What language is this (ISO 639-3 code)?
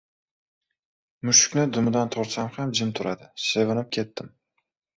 uzb